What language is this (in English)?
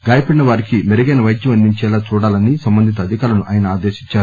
Telugu